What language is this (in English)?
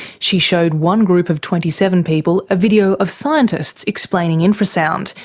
English